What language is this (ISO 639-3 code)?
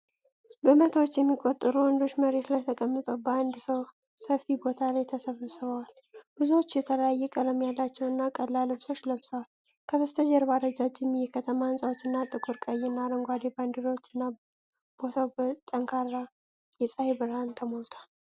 amh